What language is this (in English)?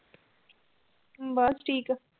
Punjabi